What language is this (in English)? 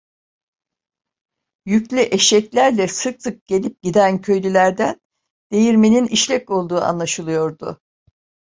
Turkish